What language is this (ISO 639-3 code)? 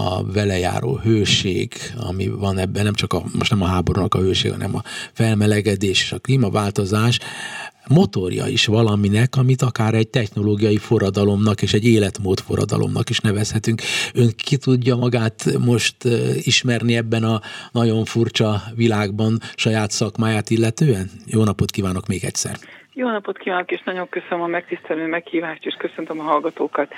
hun